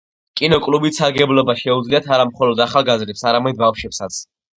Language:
Georgian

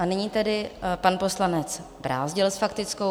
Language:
Czech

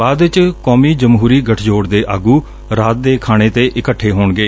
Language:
Punjabi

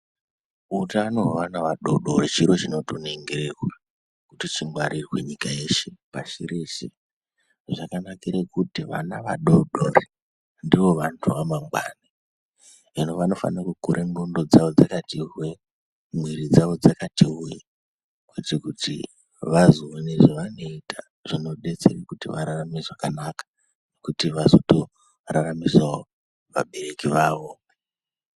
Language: Ndau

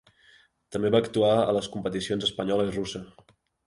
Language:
Catalan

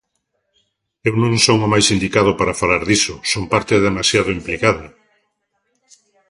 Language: Galician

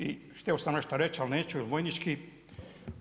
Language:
Croatian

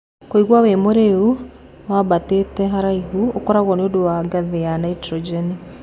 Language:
Kikuyu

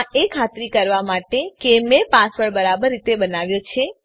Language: Gujarati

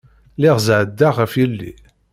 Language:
Kabyle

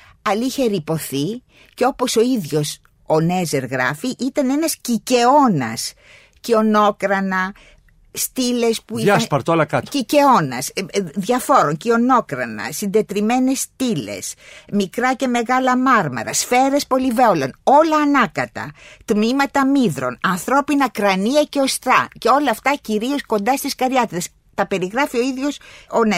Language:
Greek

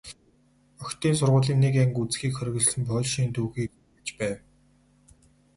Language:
Mongolian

